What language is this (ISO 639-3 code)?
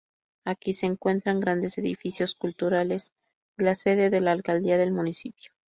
spa